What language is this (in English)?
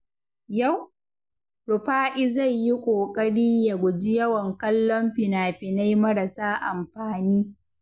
Hausa